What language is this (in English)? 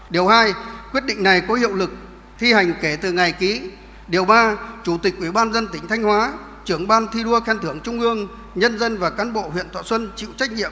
Vietnamese